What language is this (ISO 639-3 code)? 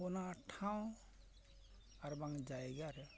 sat